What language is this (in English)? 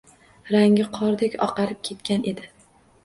Uzbek